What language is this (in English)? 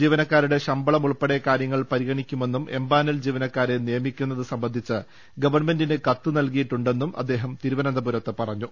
Malayalam